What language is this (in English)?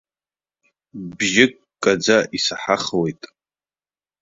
Abkhazian